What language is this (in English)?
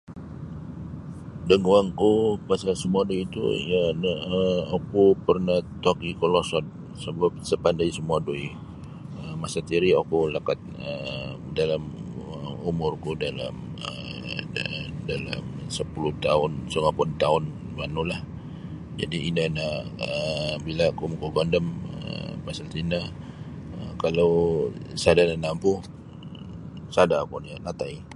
Sabah Bisaya